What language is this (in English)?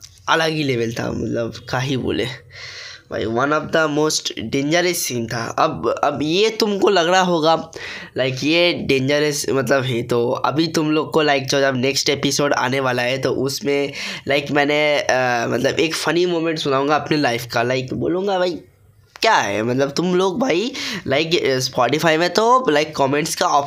Hindi